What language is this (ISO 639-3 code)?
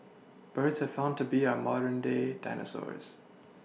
eng